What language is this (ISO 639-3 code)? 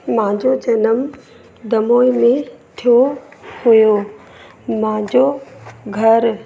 snd